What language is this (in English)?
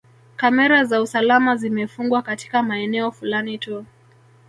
Swahili